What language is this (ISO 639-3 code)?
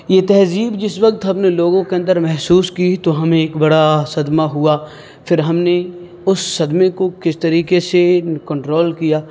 urd